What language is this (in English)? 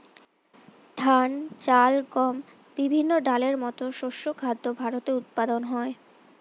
Bangla